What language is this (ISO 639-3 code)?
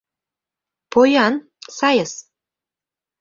chm